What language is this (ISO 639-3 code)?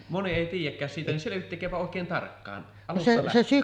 fin